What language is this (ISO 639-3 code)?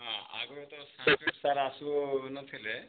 ori